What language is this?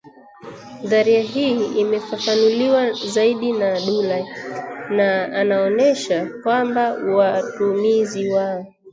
Swahili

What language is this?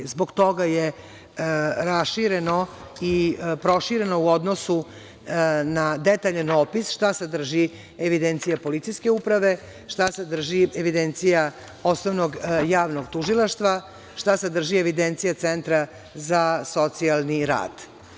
Serbian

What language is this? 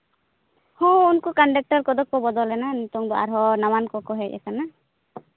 Santali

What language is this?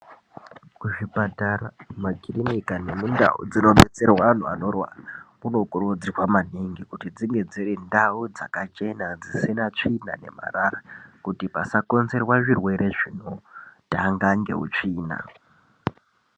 Ndau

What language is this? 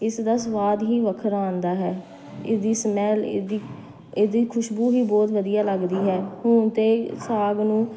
Punjabi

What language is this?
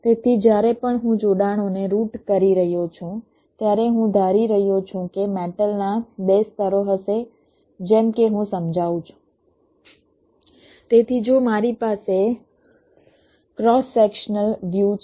Gujarati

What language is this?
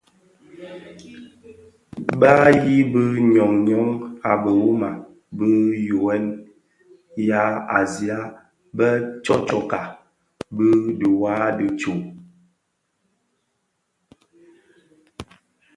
Bafia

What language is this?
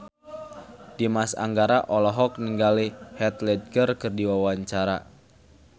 Sundanese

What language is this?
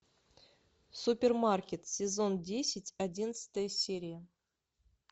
Russian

